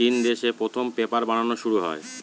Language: Bangla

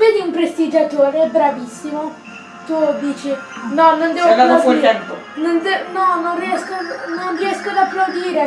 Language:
Italian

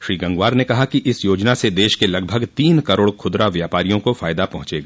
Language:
Hindi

